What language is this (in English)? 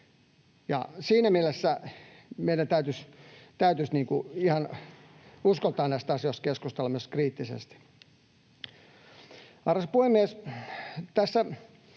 Finnish